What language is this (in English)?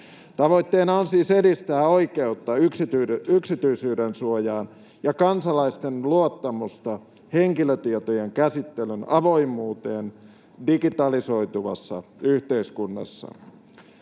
Finnish